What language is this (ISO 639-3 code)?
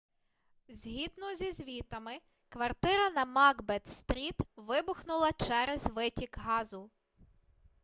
ukr